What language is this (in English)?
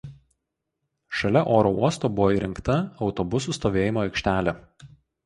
Lithuanian